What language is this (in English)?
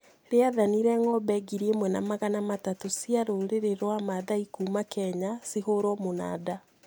Kikuyu